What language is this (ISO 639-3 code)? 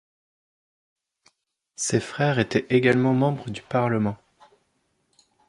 fra